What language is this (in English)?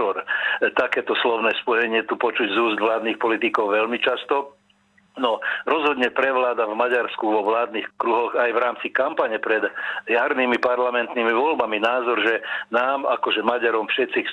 Czech